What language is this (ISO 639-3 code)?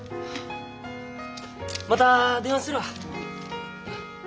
jpn